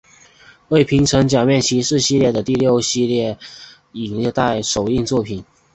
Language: Chinese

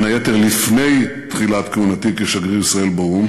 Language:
Hebrew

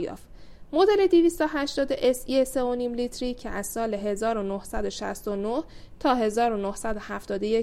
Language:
Persian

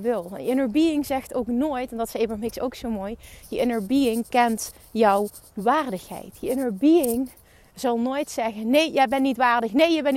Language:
Dutch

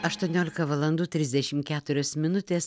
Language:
Lithuanian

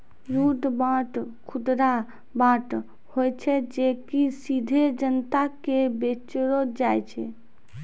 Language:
Maithili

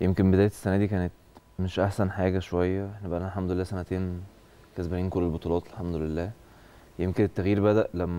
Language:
Arabic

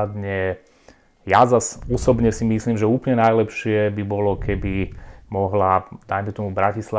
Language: Slovak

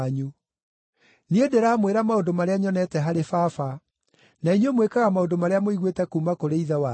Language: Kikuyu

